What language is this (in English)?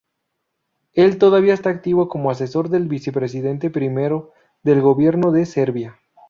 Spanish